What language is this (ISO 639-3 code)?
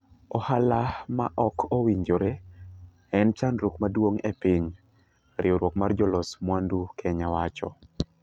luo